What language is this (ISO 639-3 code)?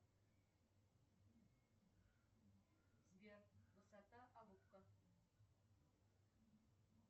rus